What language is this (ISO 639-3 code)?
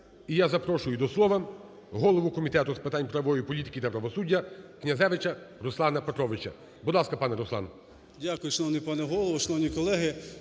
ukr